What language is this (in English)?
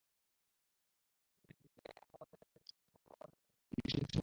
Bangla